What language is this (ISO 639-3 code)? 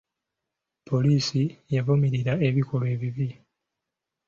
lug